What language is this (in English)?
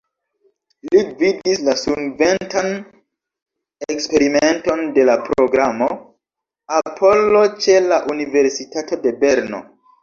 Esperanto